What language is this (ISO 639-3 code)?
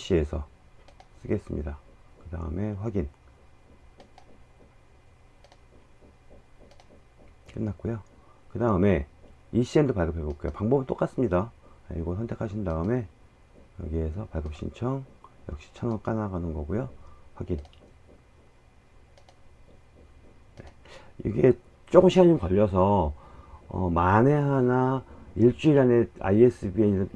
kor